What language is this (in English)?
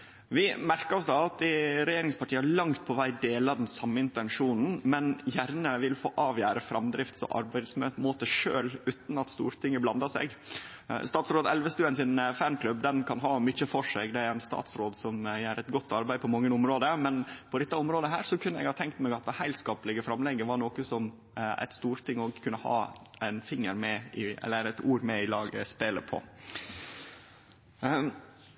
Norwegian Nynorsk